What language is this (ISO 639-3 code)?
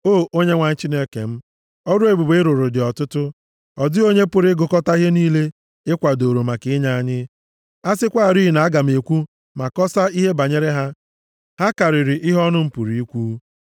ibo